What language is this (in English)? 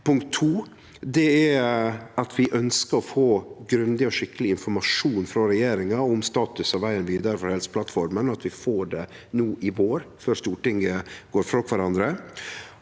Norwegian